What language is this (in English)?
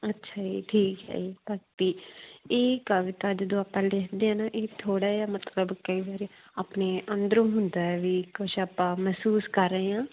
Punjabi